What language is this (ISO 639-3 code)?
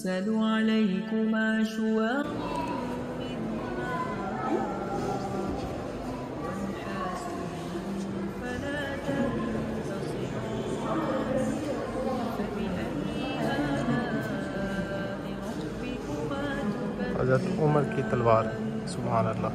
ara